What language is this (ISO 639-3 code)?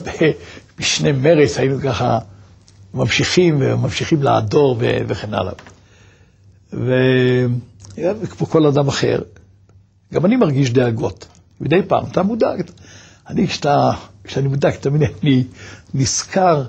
heb